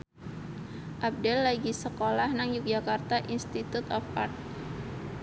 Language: Javanese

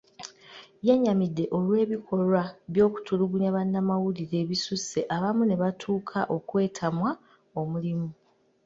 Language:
Ganda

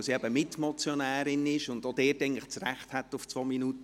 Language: Swiss German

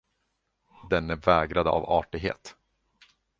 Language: Swedish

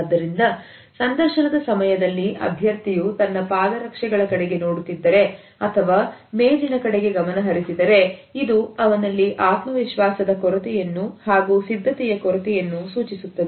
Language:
Kannada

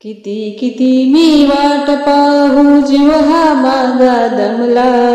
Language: Marathi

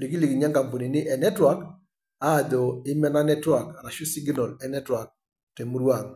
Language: Masai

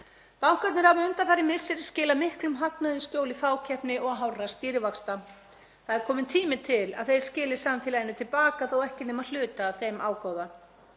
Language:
Icelandic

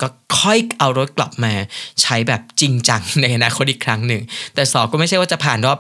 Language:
Thai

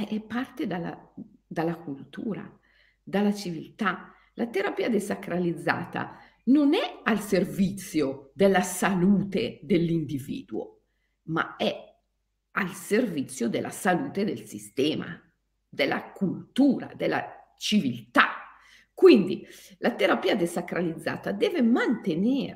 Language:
Italian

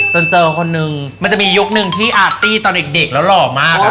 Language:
Thai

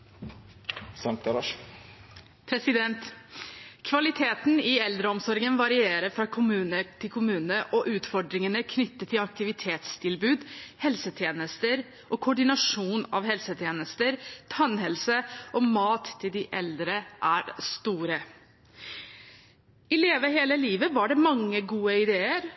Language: Norwegian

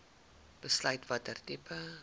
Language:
Afrikaans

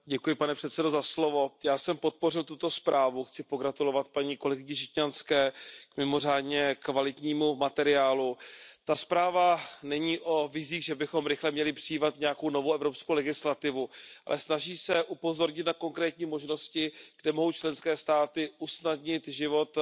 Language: Czech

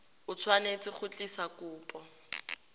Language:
Tswana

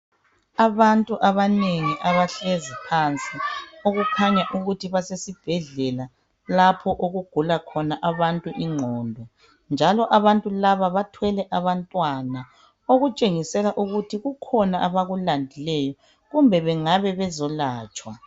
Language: North Ndebele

